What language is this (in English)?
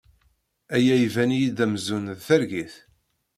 Kabyle